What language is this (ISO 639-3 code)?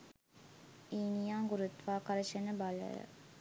sin